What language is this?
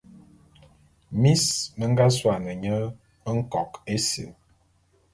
Bulu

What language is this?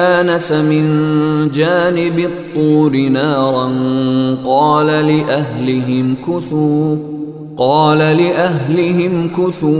Swahili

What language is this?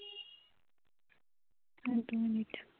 Bangla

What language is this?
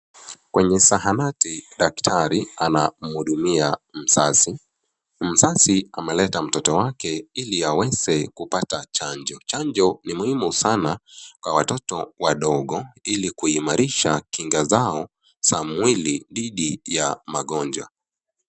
Swahili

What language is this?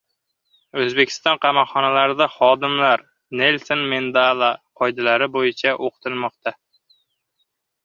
Uzbek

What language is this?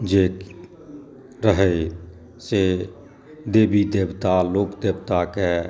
Maithili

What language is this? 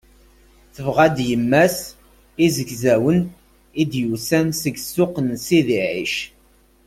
Kabyle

